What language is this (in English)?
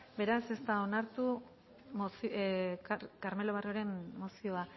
Basque